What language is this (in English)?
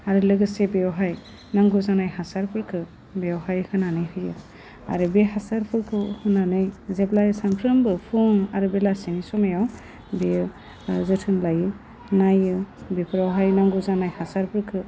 Bodo